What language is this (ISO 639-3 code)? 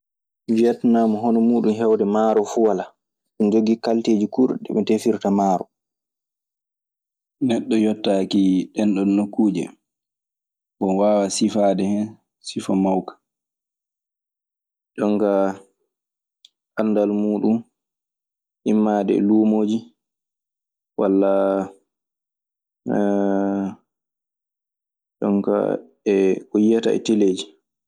ffm